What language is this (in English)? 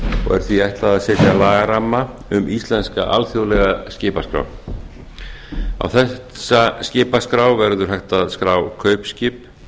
Icelandic